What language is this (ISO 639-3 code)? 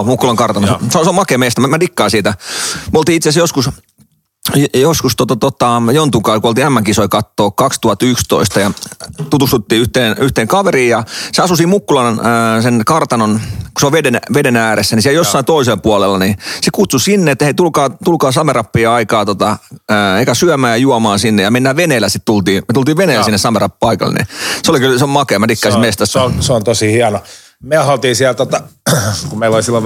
fin